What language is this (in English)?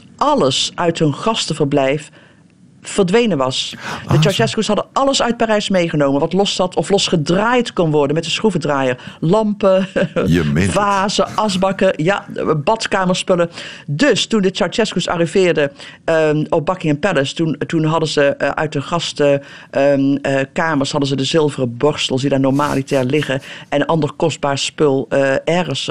Dutch